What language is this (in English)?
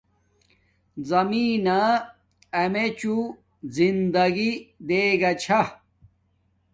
Domaaki